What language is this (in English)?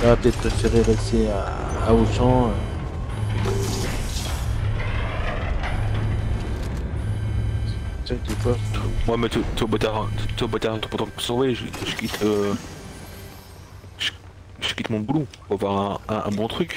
French